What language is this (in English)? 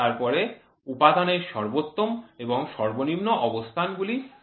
Bangla